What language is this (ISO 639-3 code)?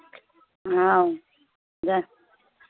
mai